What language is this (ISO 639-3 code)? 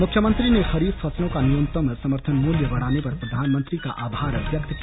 hin